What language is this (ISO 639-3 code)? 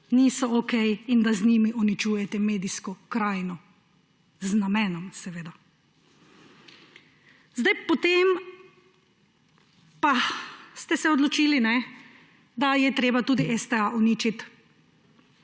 slv